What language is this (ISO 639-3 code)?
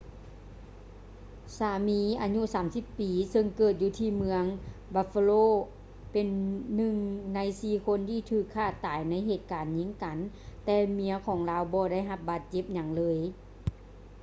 lao